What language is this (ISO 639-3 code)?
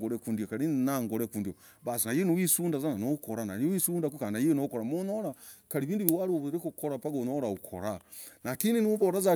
rag